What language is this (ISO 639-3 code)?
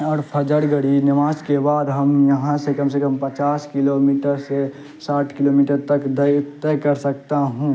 urd